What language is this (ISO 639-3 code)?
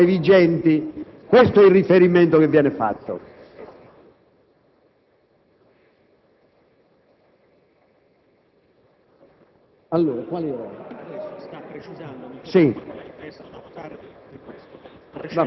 ita